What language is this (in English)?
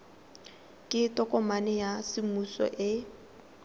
Tswana